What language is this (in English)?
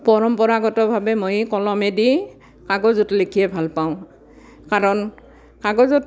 Assamese